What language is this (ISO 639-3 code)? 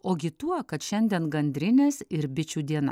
lit